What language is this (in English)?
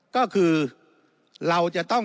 Thai